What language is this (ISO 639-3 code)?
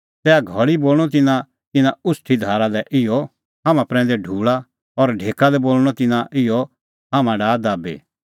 kfx